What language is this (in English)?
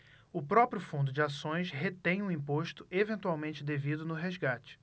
Portuguese